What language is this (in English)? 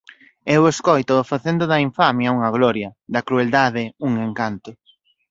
Galician